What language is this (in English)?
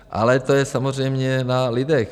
Czech